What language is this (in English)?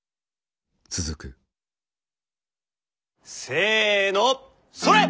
Japanese